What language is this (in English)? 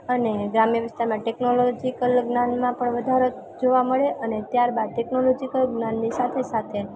Gujarati